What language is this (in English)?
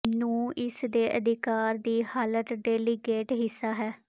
Punjabi